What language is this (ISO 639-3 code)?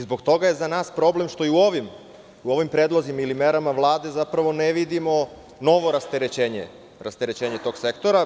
srp